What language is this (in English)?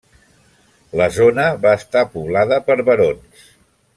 Catalan